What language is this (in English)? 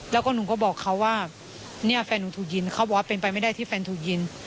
Thai